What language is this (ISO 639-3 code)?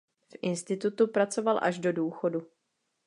ces